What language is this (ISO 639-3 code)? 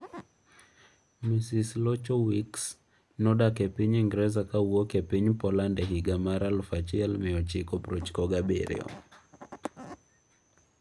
luo